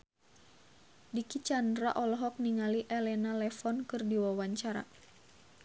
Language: Sundanese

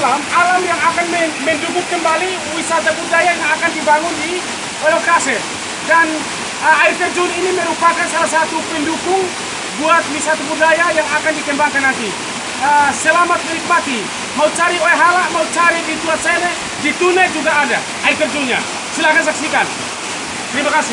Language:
Indonesian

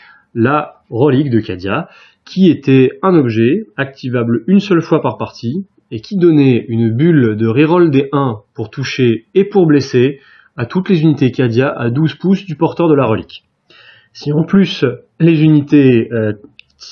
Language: French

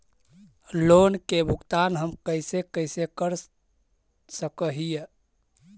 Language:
Magahi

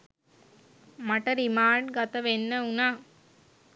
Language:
Sinhala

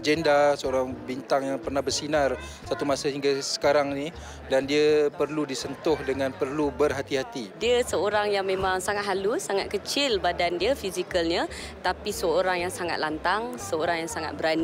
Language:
Malay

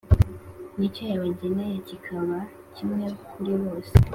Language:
Kinyarwanda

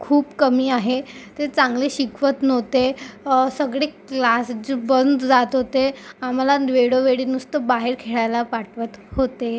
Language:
Marathi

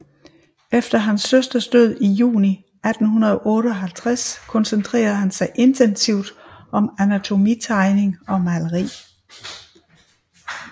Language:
Danish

